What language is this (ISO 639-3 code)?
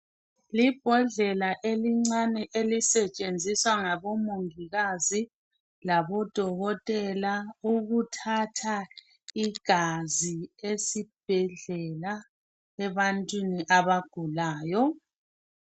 nde